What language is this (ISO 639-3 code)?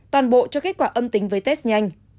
vie